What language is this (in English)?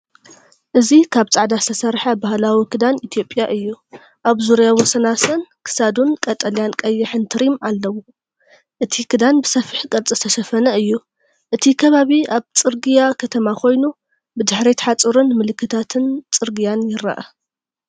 Tigrinya